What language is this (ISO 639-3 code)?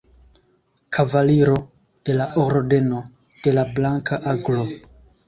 epo